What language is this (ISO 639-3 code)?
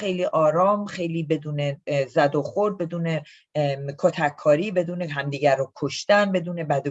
fas